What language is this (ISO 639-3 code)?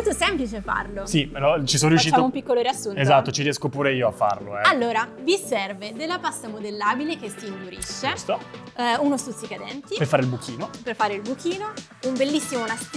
ita